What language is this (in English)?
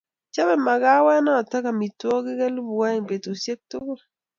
Kalenjin